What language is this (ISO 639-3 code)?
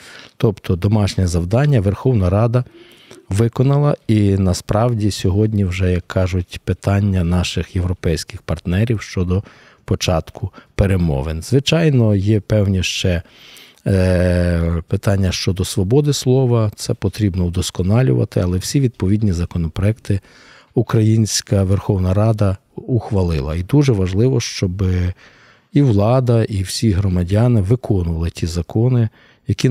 ukr